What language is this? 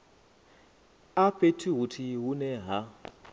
Venda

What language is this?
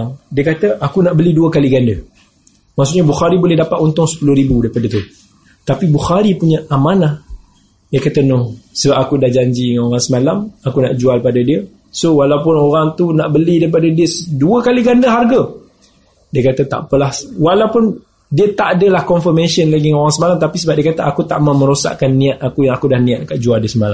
Malay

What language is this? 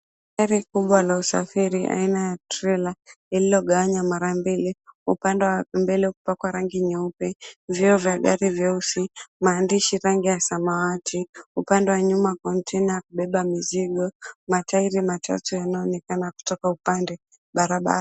Swahili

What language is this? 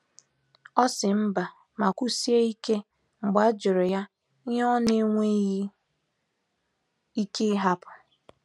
Igbo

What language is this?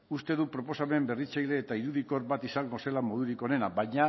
Basque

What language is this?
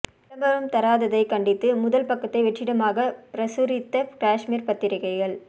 Tamil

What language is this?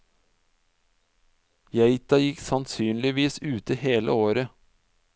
Norwegian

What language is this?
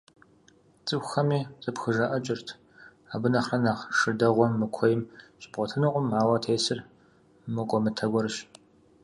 Kabardian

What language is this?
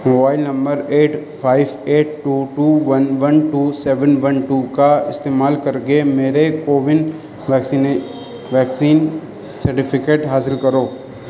Urdu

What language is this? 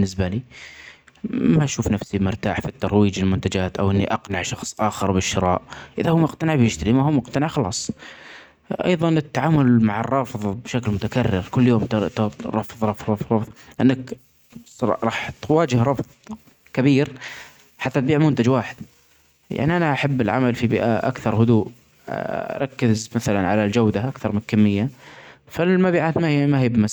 Omani Arabic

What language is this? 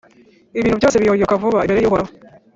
Kinyarwanda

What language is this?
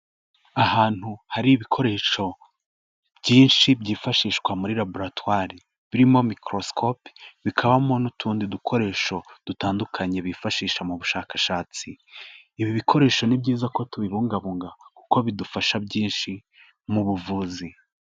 Kinyarwanda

